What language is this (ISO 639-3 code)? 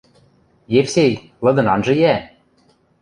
mrj